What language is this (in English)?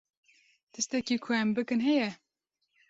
Kurdish